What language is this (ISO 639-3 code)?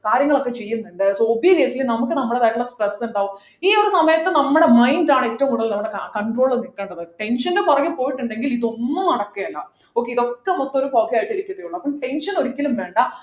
mal